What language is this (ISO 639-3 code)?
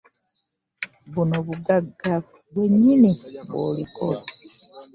lug